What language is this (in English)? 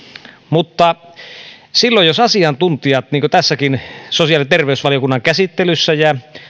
Finnish